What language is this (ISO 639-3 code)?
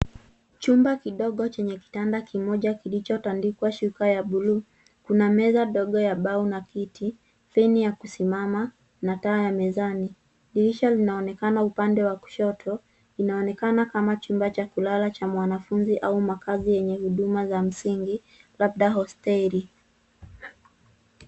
swa